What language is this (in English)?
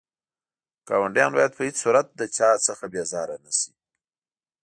Pashto